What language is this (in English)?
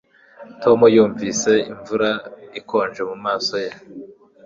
Kinyarwanda